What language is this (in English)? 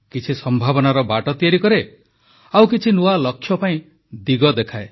Odia